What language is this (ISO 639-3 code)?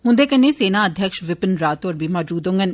doi